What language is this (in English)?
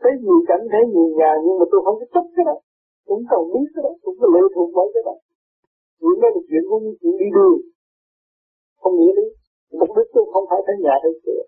Vietnamese